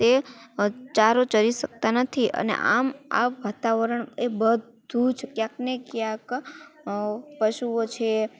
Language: Gujarati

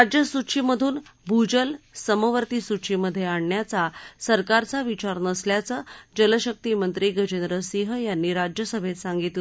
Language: Marathi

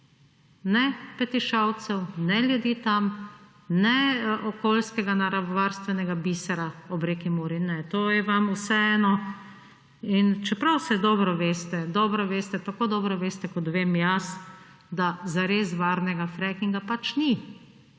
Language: Slovenian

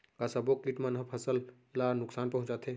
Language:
Chhattisgarhi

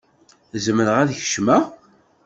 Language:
Kabyle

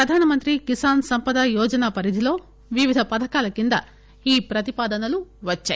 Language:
Telugu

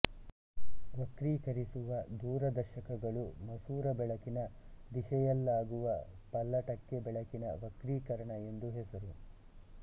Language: Kannada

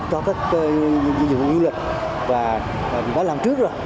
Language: Vietnamese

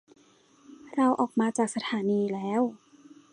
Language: Thai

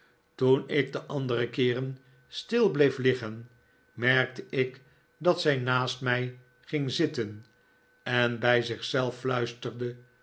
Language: Dutch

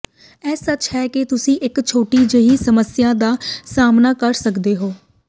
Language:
Punjabi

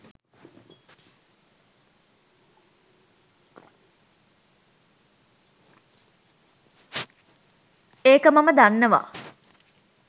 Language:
Sinhala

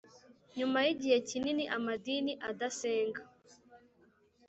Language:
Kinyarwanda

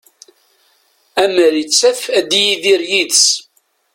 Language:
Kabyle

